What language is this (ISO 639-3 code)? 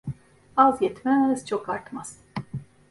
tur